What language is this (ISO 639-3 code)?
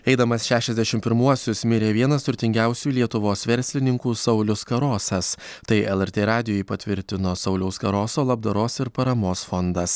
lit